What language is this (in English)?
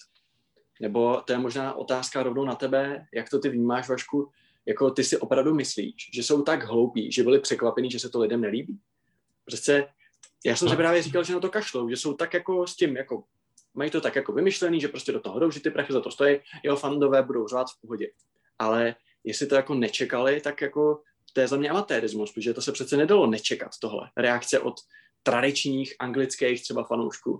Czech